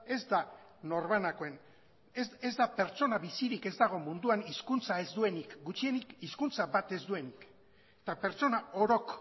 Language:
Basque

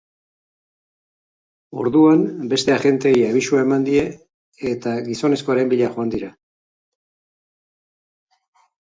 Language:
Basque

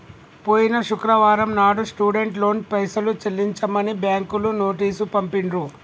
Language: Telugu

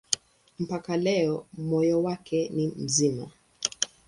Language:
Swahili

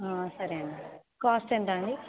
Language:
Telugu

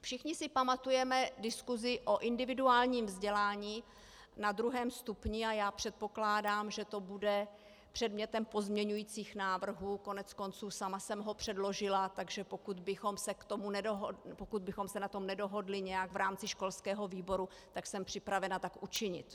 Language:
Czech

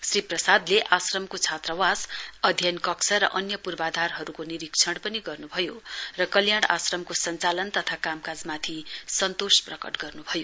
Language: Nepali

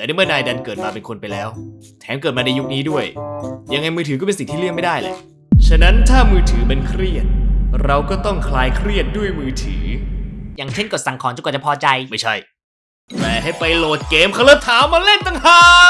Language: Thai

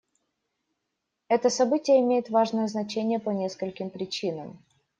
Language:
Russian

